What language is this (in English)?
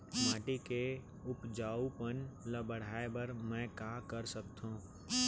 Chhattisgarhi